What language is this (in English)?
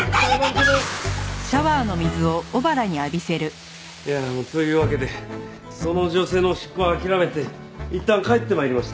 Japanese